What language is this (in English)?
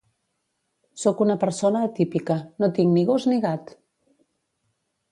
Catalan